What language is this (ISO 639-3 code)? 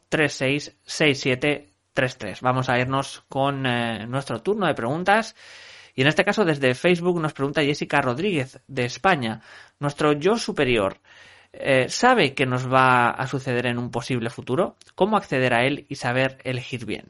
spa